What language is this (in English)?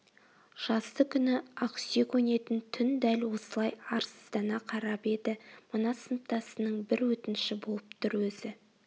Kazakh